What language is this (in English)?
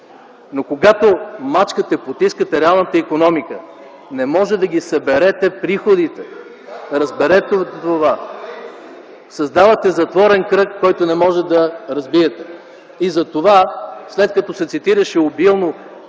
Bulgarian